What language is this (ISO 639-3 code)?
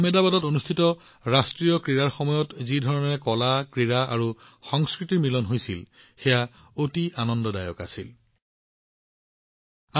asm